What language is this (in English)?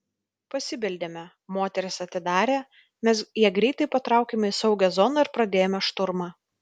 Lithuanian